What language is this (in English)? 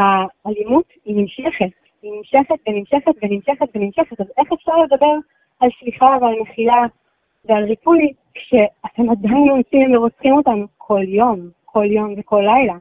Hebrew